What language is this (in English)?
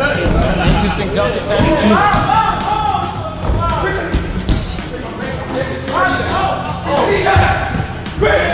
English